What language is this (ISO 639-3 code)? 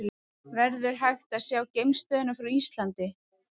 isl